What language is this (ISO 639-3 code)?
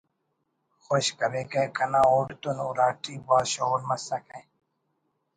brh